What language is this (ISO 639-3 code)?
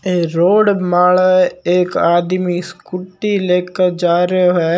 mwr